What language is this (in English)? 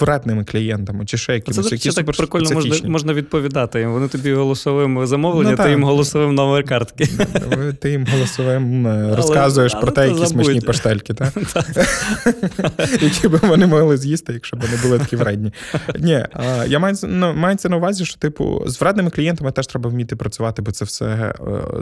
Ukrainian